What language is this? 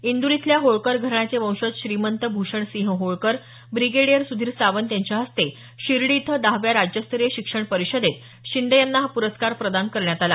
Marathi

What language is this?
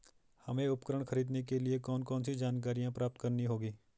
Hindi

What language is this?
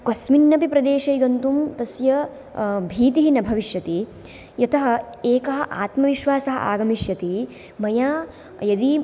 Sanskrit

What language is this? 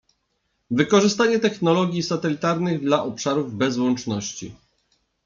Polish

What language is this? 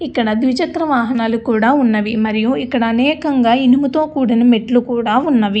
Telugu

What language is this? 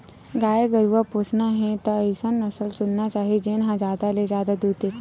Chhattisgarhi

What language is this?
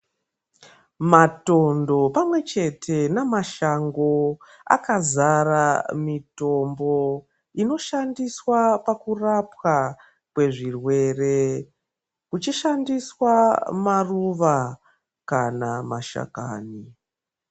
Ndau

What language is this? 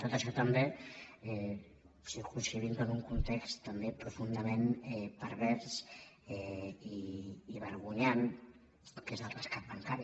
Catalan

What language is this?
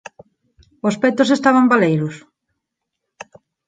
Galician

